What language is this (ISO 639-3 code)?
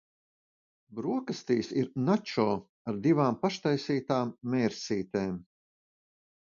lav